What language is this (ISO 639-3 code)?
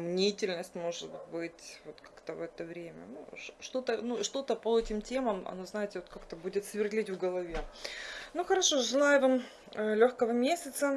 rus